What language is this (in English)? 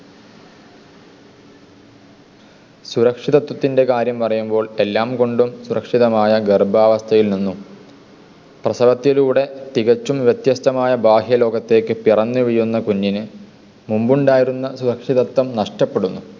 Malayalam